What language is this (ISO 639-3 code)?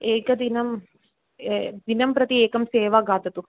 san